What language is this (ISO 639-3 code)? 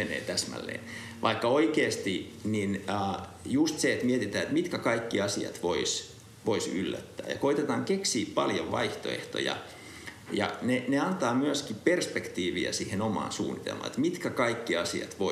fin